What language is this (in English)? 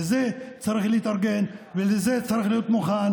Hebrew